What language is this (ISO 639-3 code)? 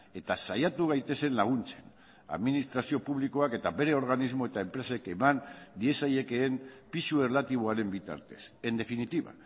eus